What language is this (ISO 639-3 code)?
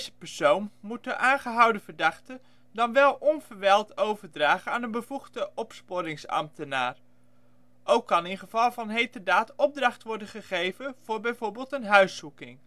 nld